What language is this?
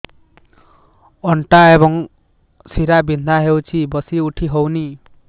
Odia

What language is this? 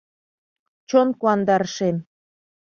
Mari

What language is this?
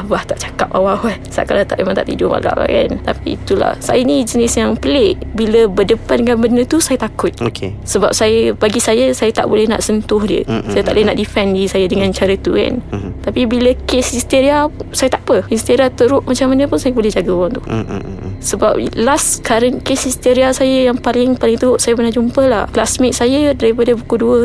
Malay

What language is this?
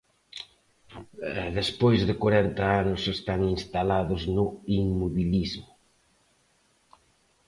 Galician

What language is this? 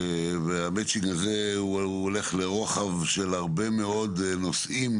Hebrew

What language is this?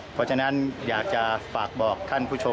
Thai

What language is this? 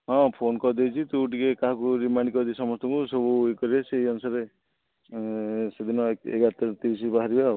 Odia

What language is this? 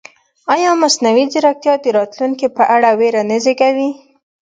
Pashto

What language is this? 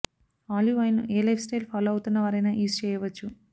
Telugu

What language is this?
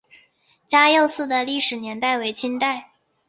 Chinese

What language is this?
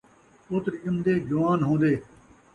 Saraiki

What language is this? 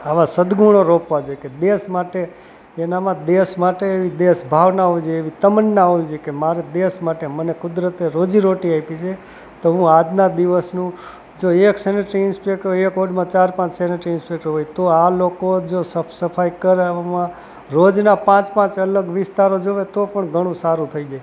Gujarati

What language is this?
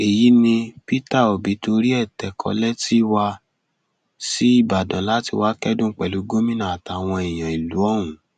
Yoruba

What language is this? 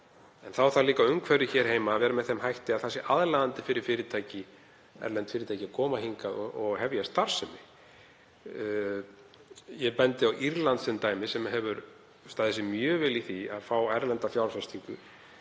Icelandic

